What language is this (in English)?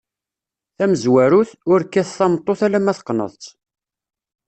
Kabyle